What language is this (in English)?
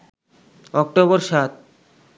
Bangla